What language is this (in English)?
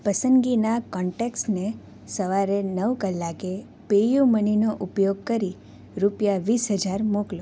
Gujarati